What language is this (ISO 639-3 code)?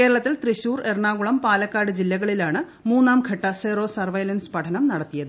mal